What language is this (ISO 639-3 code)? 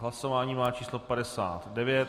ces